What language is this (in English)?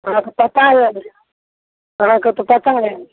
Maithili